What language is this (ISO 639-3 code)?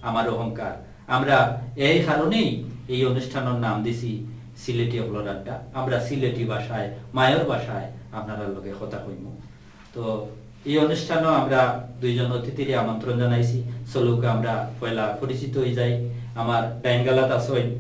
ind